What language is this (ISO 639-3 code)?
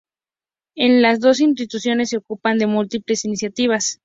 spa